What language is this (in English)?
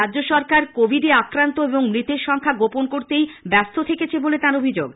Bangla